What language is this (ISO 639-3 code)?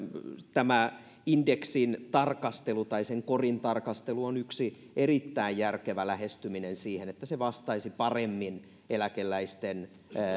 fin